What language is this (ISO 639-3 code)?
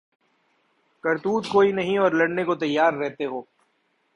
urd